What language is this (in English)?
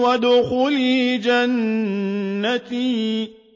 Arabic